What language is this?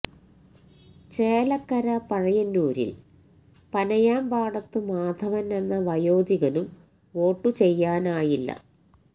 Malayalam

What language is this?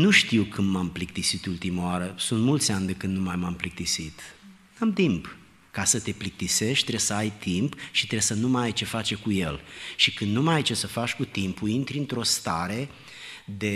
Romanian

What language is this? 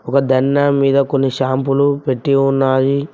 Telugu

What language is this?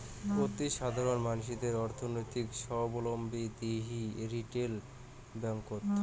Bangla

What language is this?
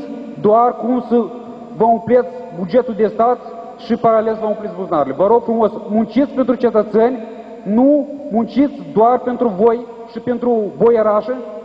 Romanian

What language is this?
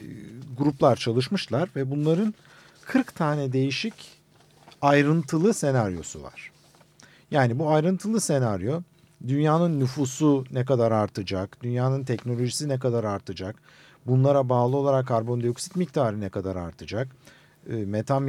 Turkish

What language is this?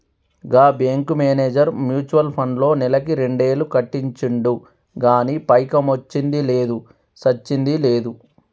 Telugu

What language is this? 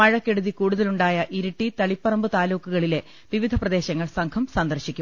Malayalam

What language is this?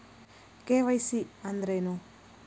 Kannada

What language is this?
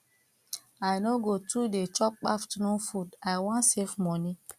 Nigerian Pidgin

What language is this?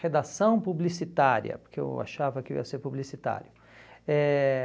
Portuguese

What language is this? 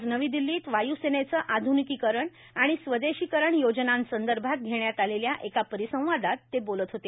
Marathi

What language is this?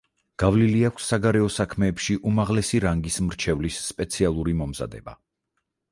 Georgian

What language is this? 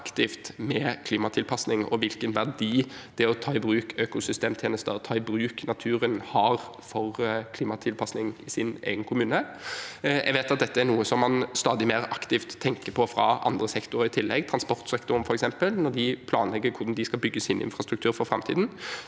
Norwegian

